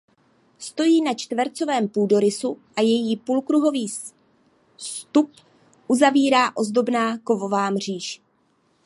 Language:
Czech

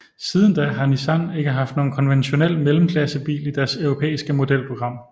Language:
Danish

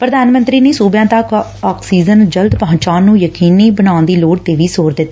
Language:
Punjabi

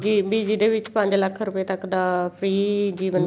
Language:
Punjabi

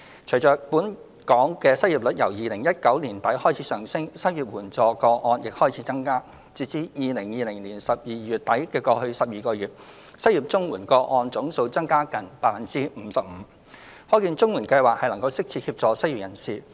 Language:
Cantonese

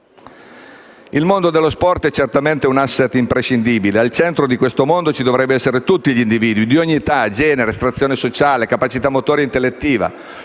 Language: Italian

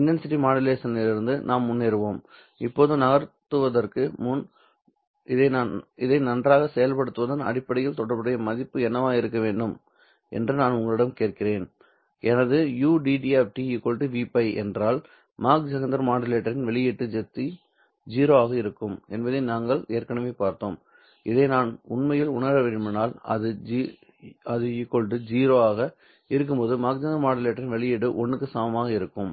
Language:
Tamil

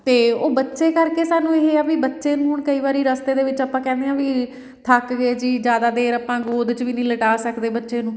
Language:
Punjabi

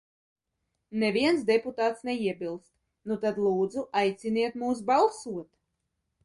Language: Latvian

